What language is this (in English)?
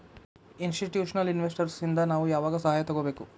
Kannada